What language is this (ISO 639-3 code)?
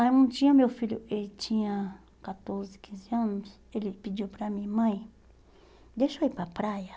por